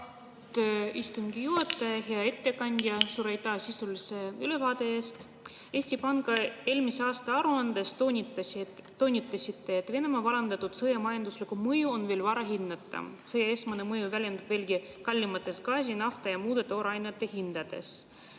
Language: Estonian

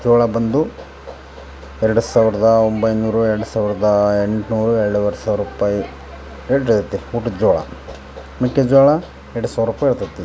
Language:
Kannada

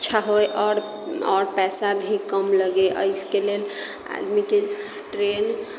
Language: Maithili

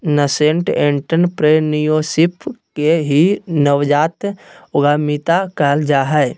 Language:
Magahi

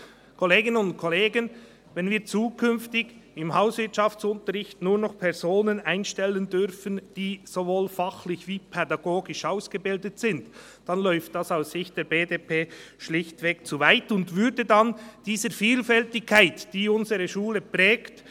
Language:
Swiss German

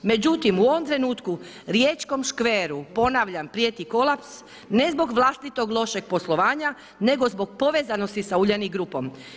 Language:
Croatian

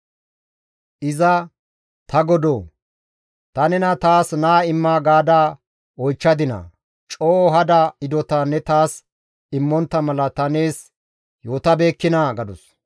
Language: Gamo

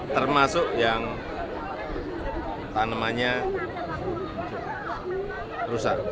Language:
Indonesian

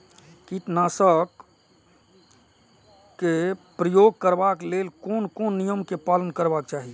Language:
Maithili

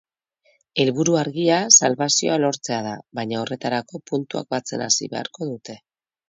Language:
Basque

